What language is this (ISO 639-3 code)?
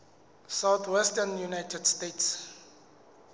sot